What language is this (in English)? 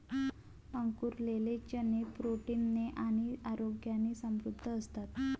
Marathi